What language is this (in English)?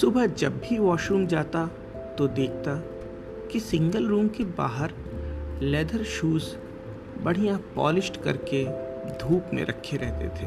Hindi